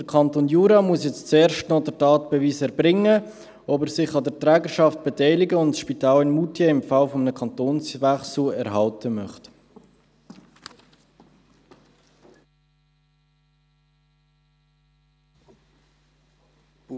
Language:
Swiss German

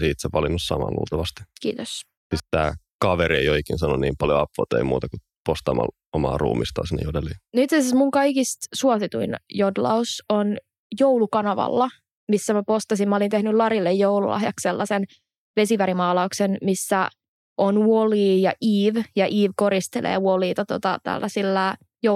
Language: Finnish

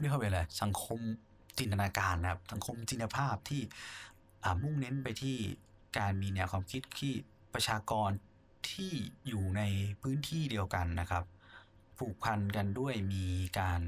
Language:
Thai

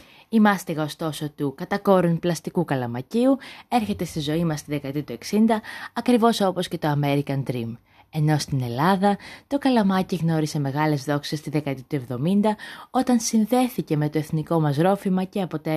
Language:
Greek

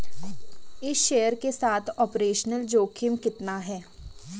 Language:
Hindi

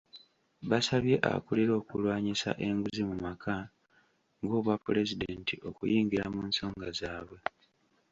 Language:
Ganda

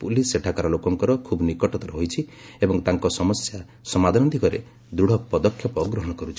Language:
Odia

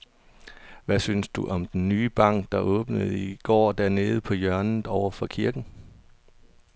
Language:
Danish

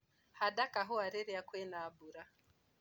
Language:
Kikuyu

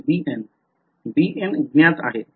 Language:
Marathi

